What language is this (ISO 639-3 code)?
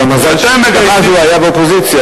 heb